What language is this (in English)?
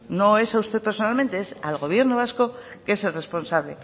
Spanish